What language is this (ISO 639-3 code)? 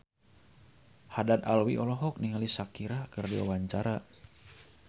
sun